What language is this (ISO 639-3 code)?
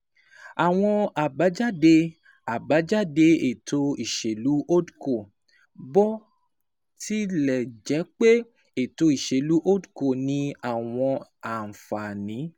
yor